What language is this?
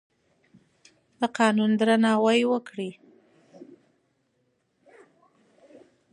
Pashto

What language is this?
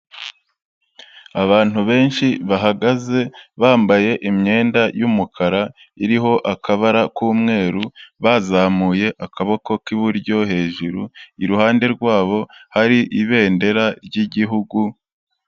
Kinyarwanda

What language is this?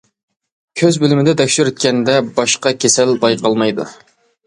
Uyghur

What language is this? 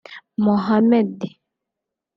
Kinyarwanda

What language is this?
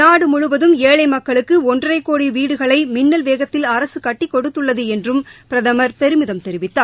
Tamil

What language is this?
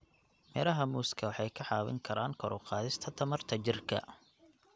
Somali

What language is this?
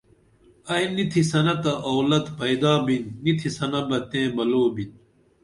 Dameli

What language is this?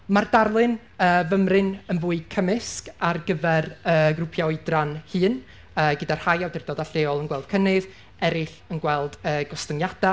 Welsh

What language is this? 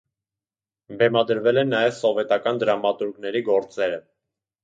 Armenian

